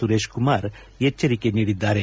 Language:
Kannada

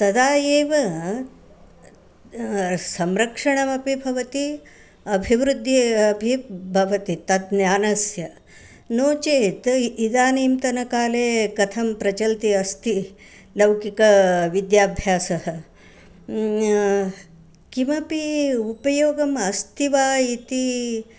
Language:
Sanskrit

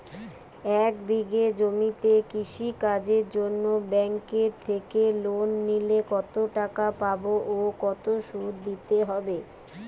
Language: Bangla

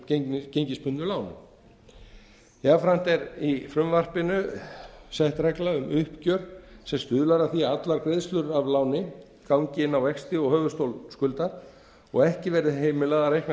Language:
Icelandic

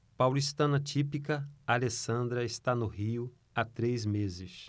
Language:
Portuguese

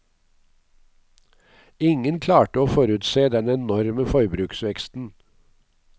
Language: Norwegian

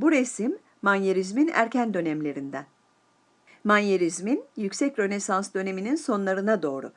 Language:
Turkish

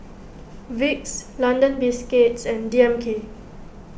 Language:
English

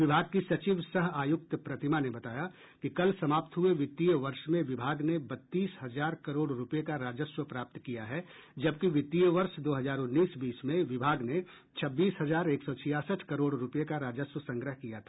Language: Hindi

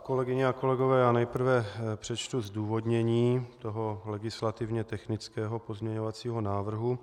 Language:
Czech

